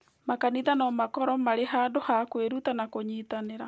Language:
Kikuyu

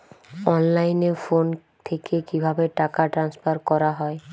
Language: Bangla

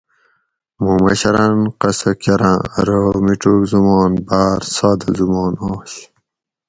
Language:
Gawri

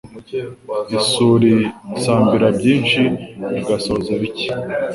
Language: Kinyarwanda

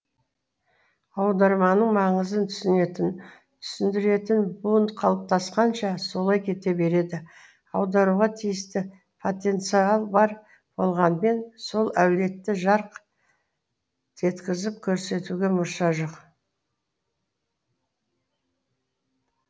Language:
Kazakh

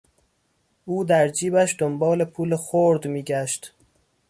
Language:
Persian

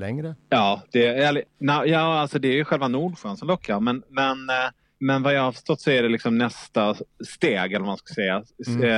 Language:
Swedish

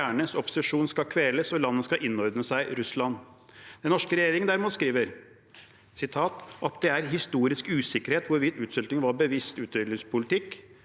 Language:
Norwegian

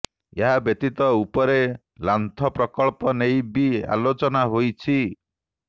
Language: Odia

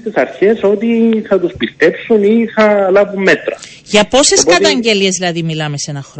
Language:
Greek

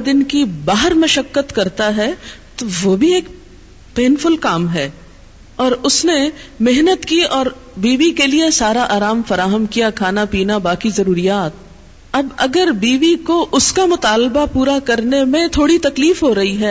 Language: Urdu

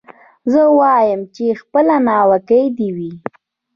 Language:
Pashto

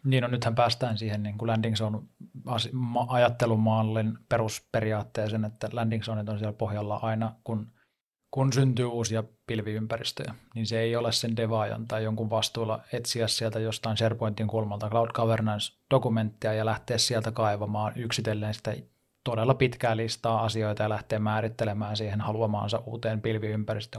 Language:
Finnish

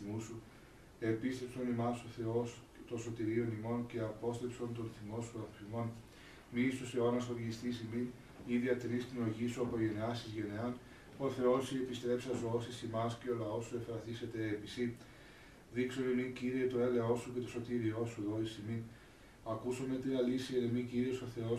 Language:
Greek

